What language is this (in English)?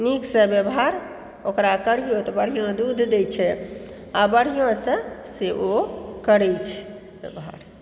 Maithili